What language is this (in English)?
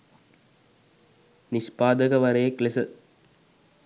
Sinhala